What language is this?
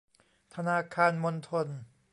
Thai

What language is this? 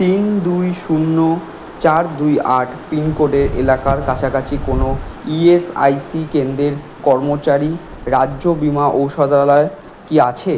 Bangla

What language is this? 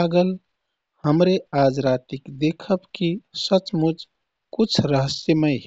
Kathoriya Tharu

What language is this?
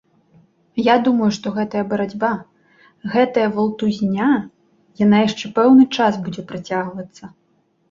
Belarusian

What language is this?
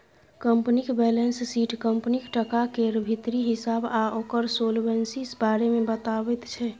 Maithili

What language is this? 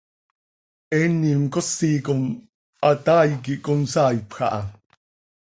Seri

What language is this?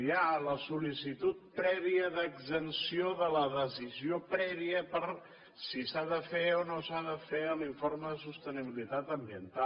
Catalan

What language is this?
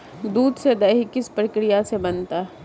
Hindi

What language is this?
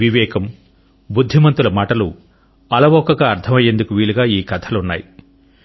Telugu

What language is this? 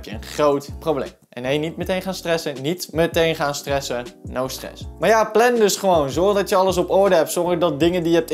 Dutch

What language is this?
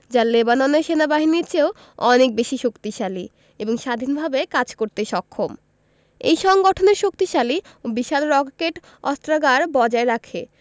Bangla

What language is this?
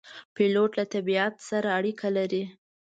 Pashto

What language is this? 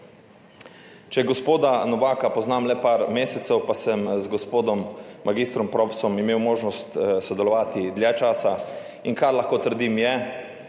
Slovenian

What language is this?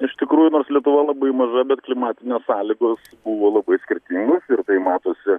Lithuanian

